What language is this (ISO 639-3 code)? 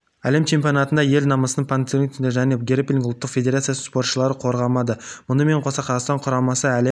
kaz